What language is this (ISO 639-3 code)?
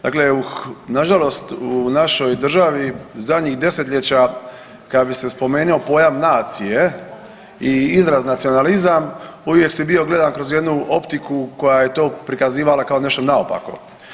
hrv